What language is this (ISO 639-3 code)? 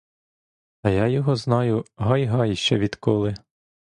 ukr